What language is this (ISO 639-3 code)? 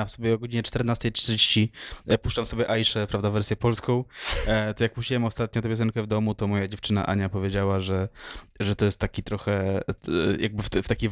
pol